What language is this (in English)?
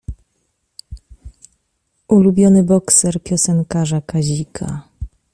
Polish